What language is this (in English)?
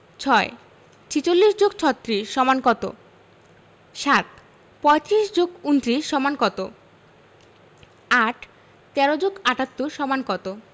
Bangla